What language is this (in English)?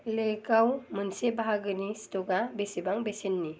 Bodo